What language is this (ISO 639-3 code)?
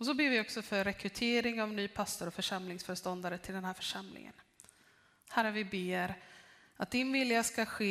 swe